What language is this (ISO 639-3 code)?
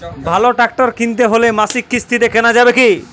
ben